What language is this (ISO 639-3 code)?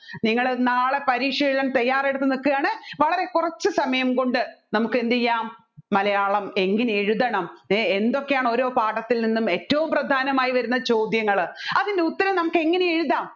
mal